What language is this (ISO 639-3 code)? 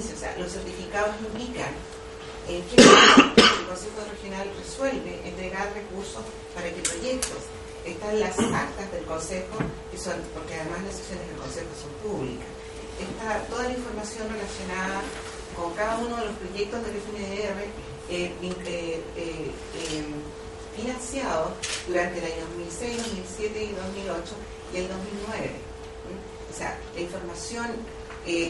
spa